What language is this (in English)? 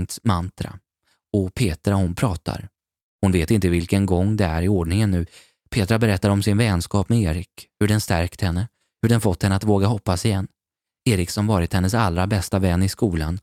Swedish